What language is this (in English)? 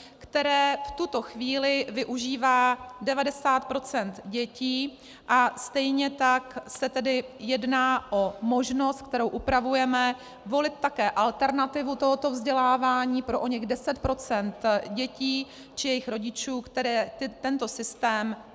Czech